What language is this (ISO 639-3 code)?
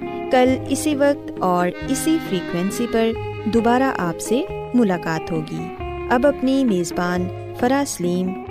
urd